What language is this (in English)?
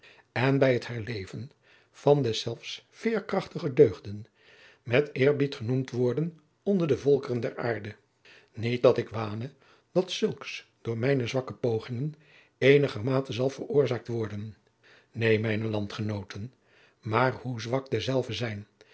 Dutch